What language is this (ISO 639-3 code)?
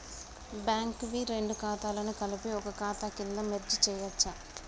tel